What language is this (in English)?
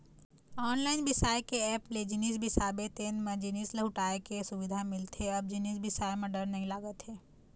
Chhattisgarhi